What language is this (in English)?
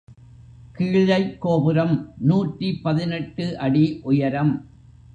Tamil